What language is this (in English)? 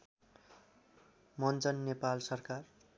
Nepali